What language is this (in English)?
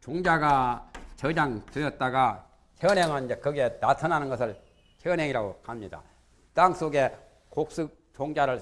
Korean